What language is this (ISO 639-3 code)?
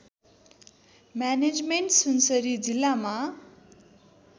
nep